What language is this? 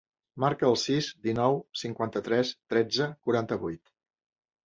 Catalan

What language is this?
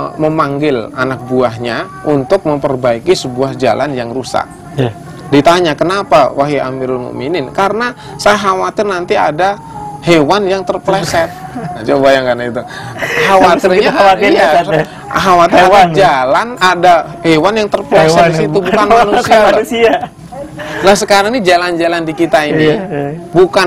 Indonesian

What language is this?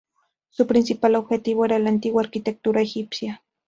Spanish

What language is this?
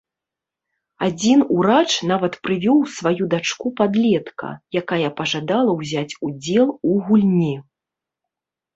Belarusian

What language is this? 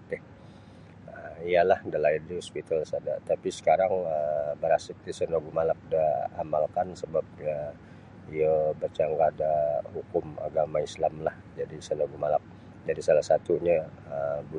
Sabah Bisaya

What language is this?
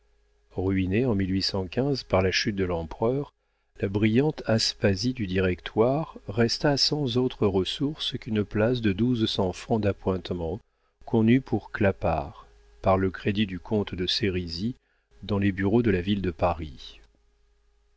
French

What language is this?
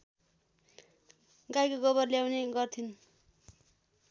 Nepali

